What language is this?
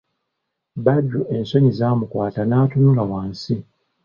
Ganda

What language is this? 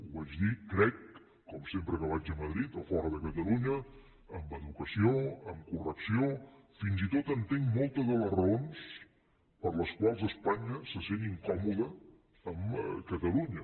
Catalan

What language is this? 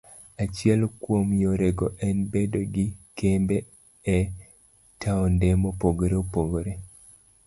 Luo (Kenya and Tanzania)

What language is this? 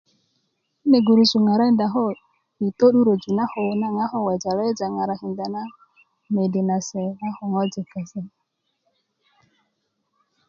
Kuku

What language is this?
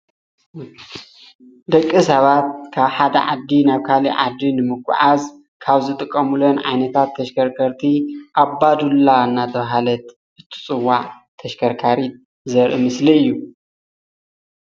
Tigrinya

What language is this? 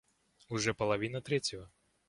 Russian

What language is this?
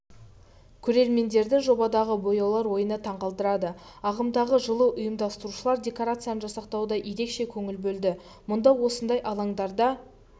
Kazakh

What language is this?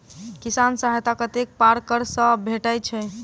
Maithili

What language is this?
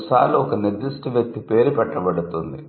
Telugu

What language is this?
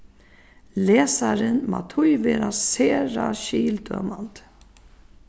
Faroese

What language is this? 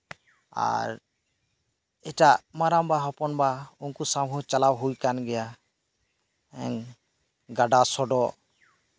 Santali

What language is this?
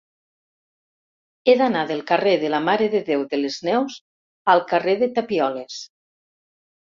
Catalan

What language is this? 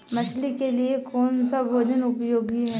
Hindi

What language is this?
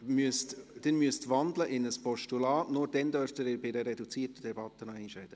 Swiss German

